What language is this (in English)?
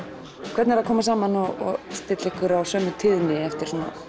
Icelandic